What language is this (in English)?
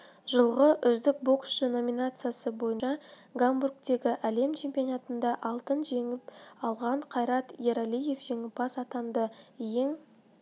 Kazakh